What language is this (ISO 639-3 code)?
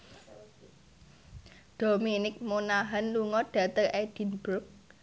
jav